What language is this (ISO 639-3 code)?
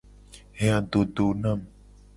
gej